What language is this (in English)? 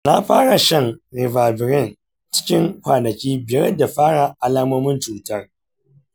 Hausa